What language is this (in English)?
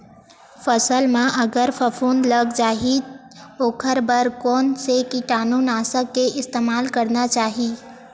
Chhattisgarhi